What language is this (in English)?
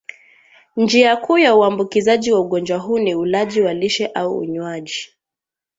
Swahili